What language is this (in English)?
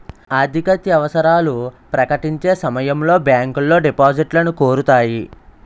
Telugu